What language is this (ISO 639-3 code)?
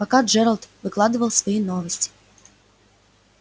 rus